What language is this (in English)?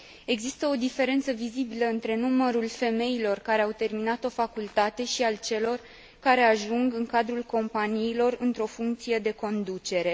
Romanian